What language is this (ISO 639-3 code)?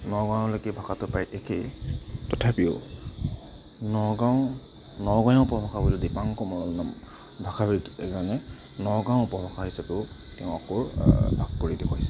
asm